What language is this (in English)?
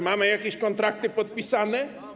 Polish